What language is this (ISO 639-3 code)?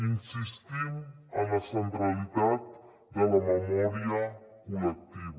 cat